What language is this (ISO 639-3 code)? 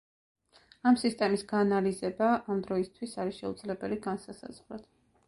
kat